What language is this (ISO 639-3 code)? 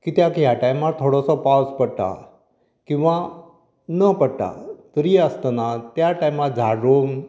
kok